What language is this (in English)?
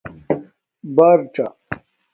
Domaaki